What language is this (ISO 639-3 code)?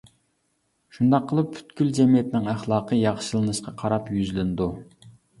uig